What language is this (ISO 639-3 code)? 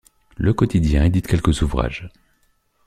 fra